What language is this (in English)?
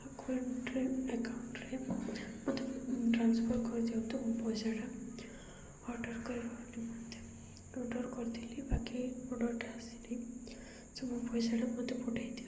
Odia